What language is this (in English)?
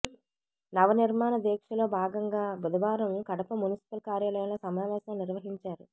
Telugu